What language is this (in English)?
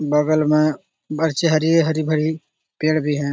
Magahi